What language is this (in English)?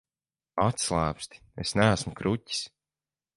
Latvian